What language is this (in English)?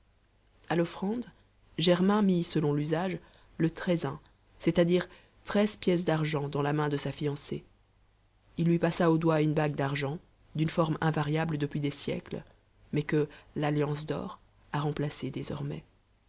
French